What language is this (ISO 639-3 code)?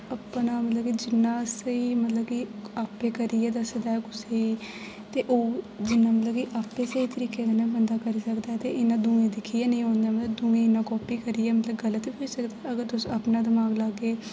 doi